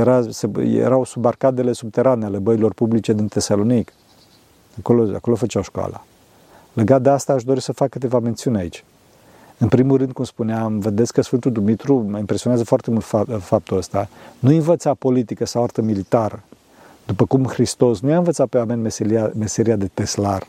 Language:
Romanian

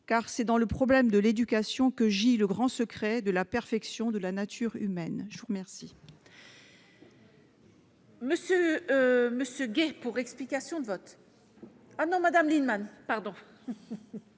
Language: French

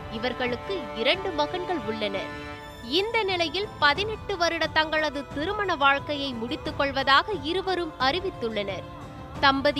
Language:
Tamil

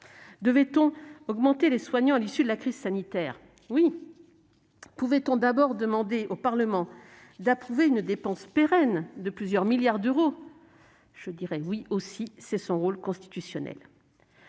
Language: French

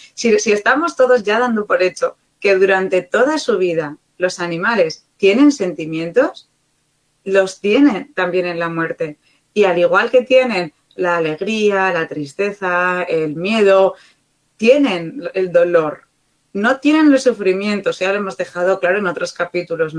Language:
Spanish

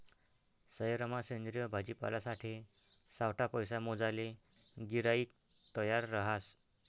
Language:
Marathi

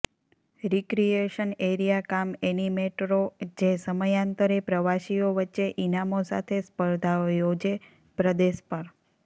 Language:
Gujarati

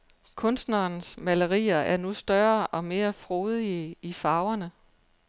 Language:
Danish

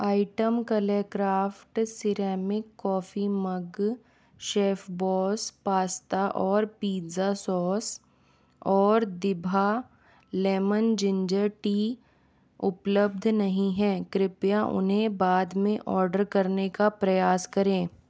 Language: Hindi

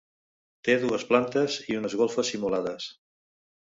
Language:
Catalan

